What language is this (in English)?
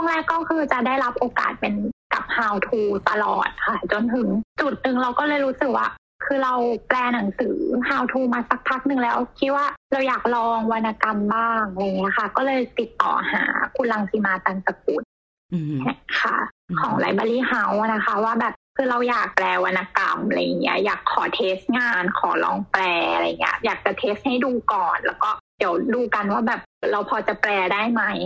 Thai